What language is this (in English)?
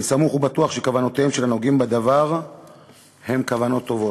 Hebrew